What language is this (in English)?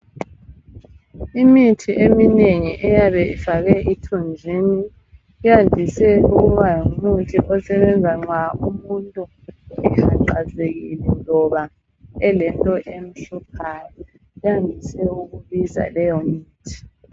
North Ndebele